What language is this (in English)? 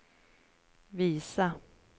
Swedish